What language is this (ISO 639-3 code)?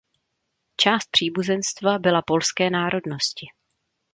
ces